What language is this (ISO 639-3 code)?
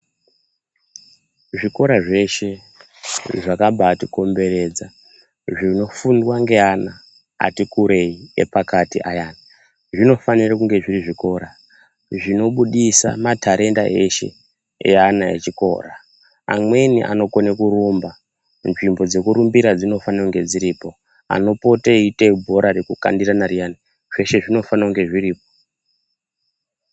ndc